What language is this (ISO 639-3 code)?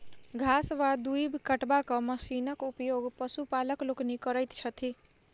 mai